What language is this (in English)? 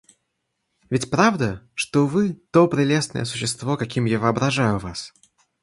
Russian